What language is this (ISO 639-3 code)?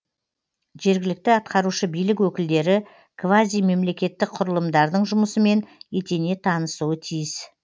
kaz